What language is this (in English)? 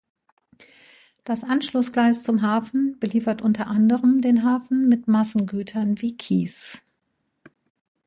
German